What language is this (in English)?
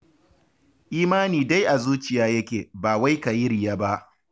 Hausa